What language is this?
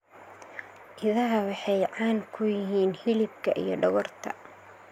Somali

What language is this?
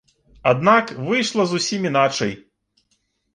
Belarusian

